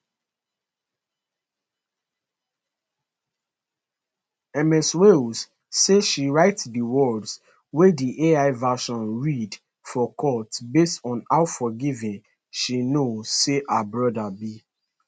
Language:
Nigerian Pidgin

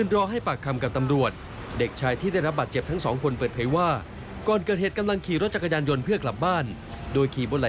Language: Thai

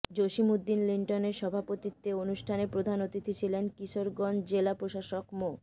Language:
Bangla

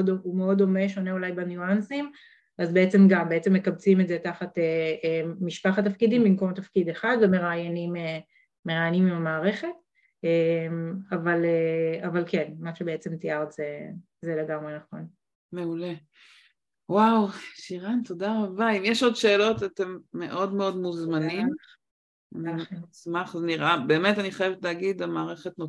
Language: Hebrew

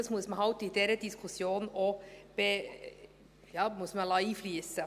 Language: Swiss German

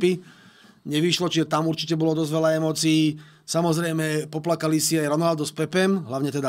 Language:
Slovak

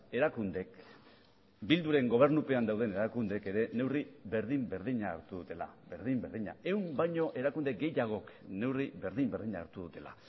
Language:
Basque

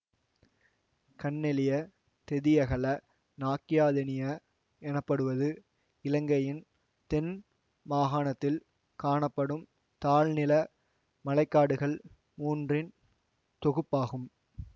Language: Tamil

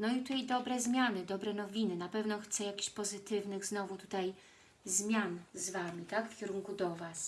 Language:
Polish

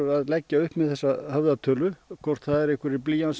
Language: Icelandic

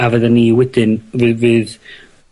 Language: Welsh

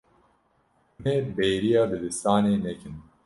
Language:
Kurdish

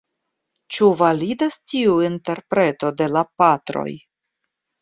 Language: Esperanto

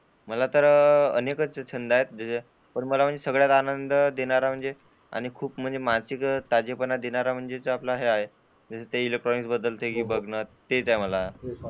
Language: Marathi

